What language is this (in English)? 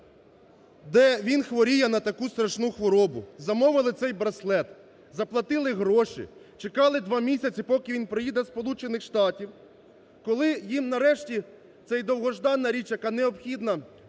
Ukrainian